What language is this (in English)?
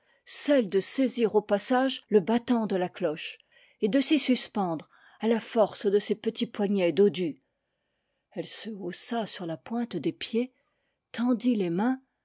French